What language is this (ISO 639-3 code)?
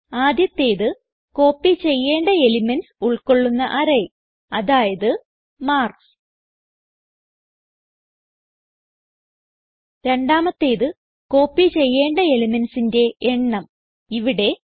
mal